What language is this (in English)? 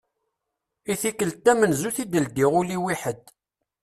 Kabyle